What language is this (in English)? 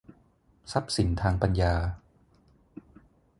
Thai